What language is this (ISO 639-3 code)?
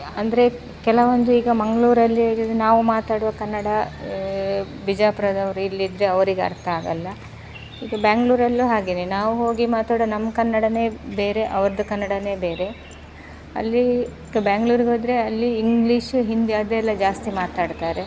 kan